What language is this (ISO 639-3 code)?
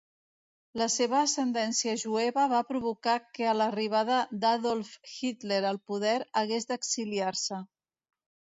cat